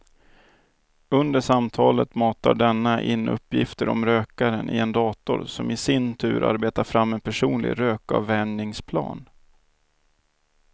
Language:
Swedish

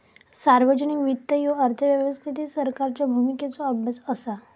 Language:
Marathi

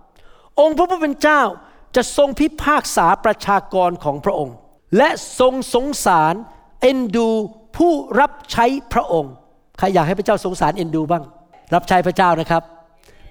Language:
Thai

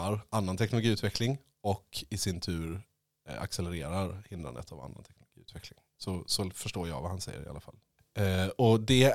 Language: Swedish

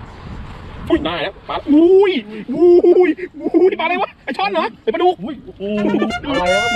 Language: Thai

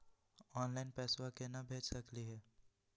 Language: Magahi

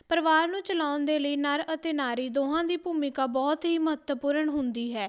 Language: Punjabi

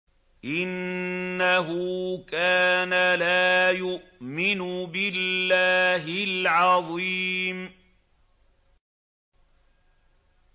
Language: Arabic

